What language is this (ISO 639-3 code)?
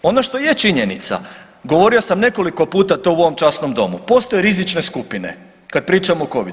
hrv